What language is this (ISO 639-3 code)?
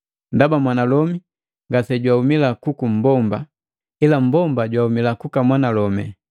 mgv